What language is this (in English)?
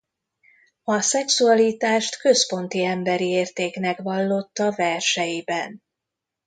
Hungarian